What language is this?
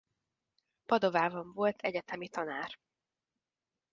Hungarian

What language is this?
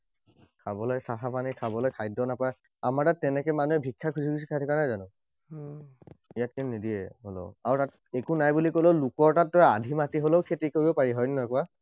Assamese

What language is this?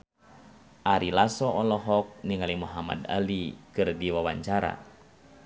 Sundanese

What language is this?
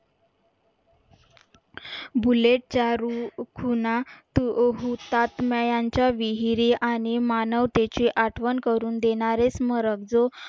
Marathi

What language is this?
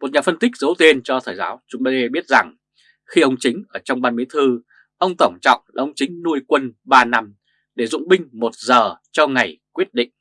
Vietnamese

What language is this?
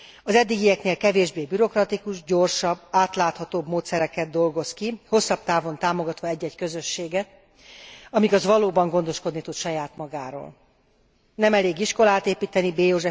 Hungarian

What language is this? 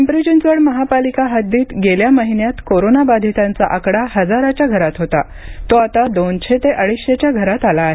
Marathi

